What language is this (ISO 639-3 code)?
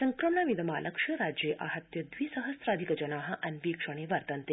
san